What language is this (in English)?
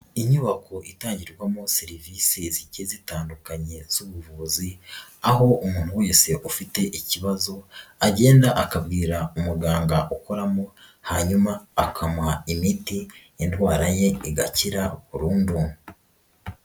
Kinyarwanda